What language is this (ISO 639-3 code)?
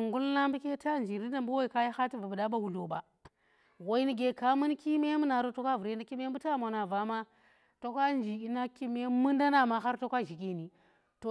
ttr